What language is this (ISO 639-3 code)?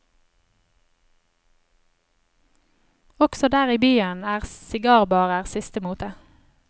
nor